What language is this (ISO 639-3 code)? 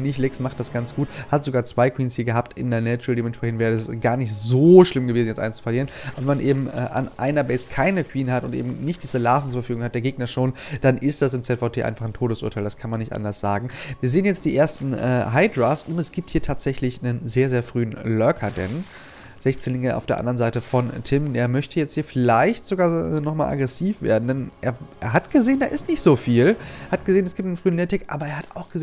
deu